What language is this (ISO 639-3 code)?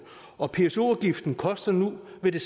dan